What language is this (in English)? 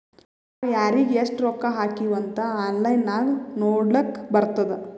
Kannada